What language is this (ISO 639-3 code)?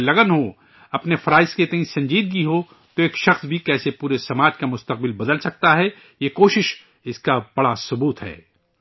urd